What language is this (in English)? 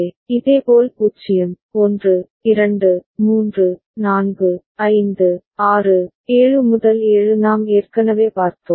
Tamil